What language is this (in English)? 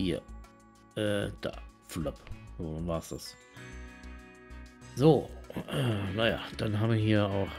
German